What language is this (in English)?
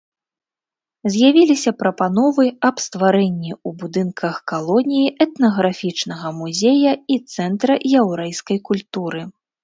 Belarusian